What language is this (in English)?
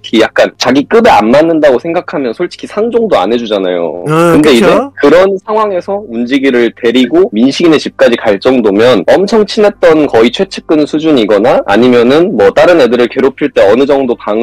Korean